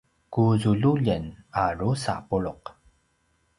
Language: Paiwan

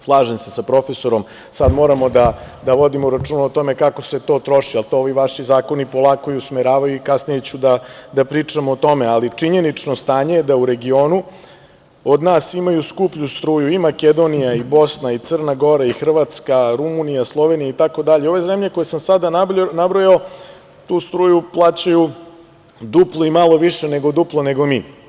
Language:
Serbian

